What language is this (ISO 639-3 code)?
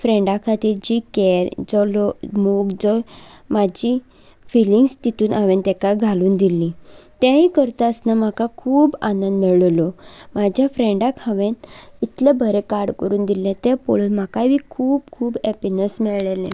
kok